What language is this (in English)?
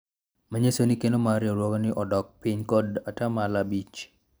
Luo (Kenya and Tanzania)